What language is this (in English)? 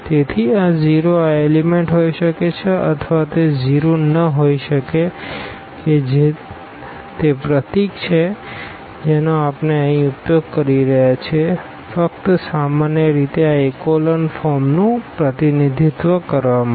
Gujarati